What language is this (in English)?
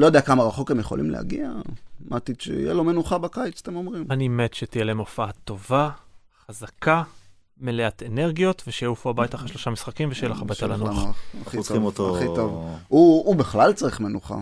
Hebrew